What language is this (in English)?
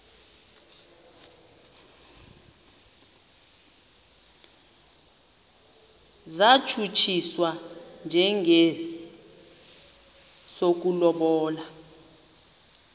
Xhosa